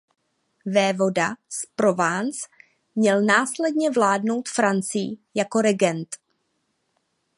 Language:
Czech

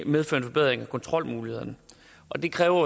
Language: Danish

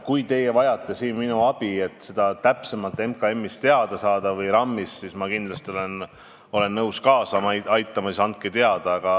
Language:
Estonian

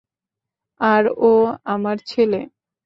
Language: Bangla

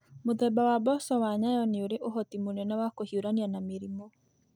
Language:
Kikuyu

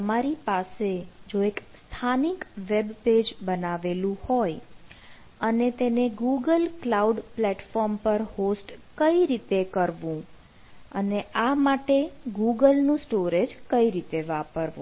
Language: Gujarati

